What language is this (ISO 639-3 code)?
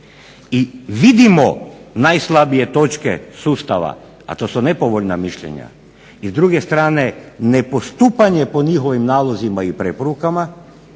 hrv